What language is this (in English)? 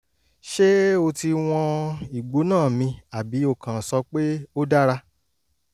Yoruba